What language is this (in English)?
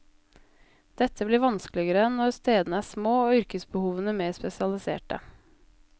Norwegian